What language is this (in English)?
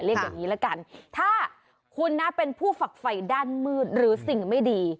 Thai